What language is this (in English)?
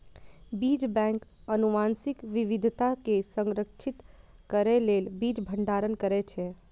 Maithili